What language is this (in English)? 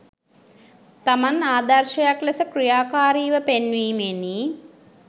Sinhala